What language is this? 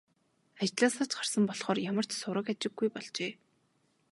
Mongolian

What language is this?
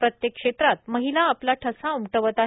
Marathi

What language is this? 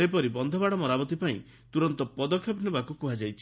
Odia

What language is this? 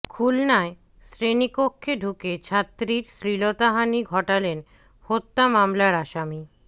Bangla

